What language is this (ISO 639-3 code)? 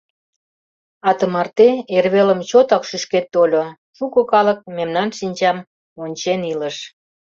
chm